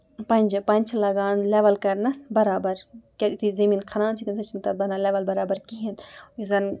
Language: Kashmiri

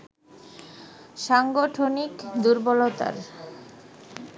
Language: Bangla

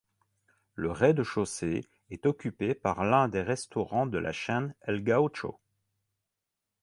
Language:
French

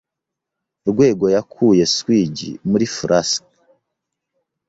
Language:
Kinyarwanda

